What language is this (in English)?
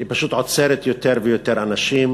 Hebrew